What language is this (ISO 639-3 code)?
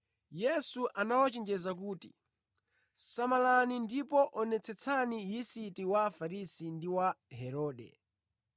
nya